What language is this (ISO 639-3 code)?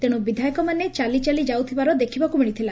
ori